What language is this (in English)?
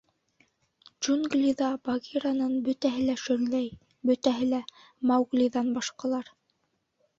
Bashkir